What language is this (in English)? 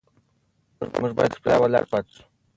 Pashto